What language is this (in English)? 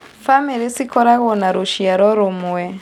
Kikuyu